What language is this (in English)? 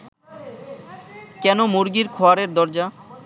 Bangla